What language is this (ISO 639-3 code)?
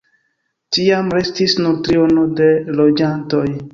epo